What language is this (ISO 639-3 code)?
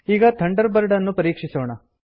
kan